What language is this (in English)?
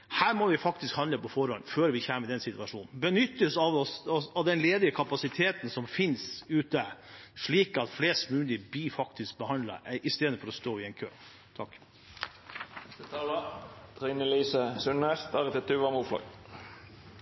Norwegian Bokmål